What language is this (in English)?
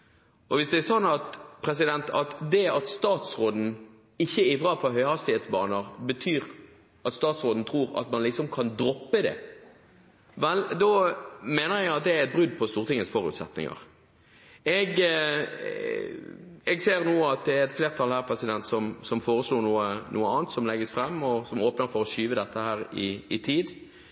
Norwegian Bokmål